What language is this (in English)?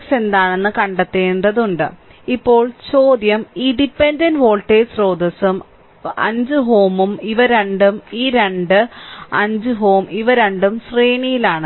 Malayalam